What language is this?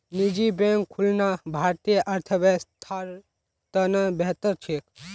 Magahi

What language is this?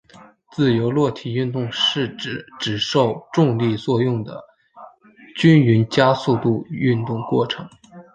Chinese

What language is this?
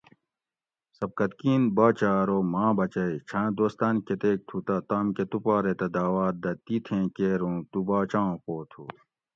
Gawri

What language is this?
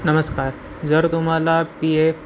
Marathi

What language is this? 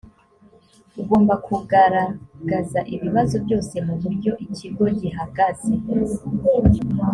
Kinyarwanda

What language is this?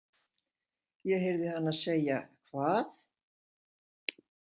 Icelandic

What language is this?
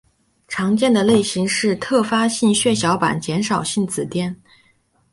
Chinese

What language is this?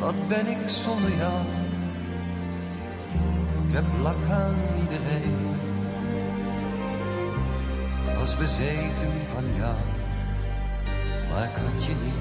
Dutch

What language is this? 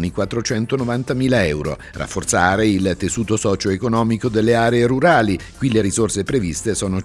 Italian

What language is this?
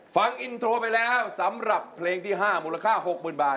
Thai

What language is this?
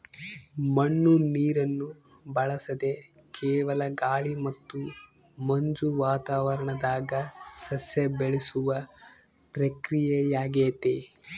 Kannada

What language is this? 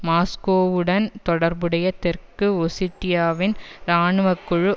Tamil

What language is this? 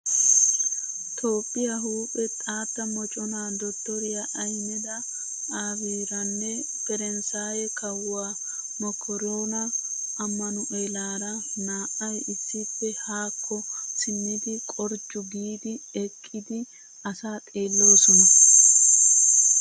Wolaytta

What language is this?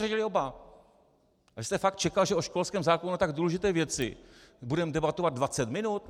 Czech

